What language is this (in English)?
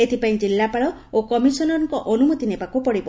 Odia